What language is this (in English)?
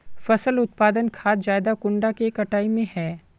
Magahi